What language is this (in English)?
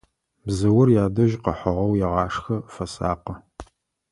Adyghe